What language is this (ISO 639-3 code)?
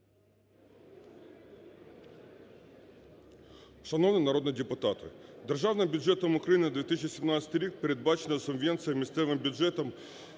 ukr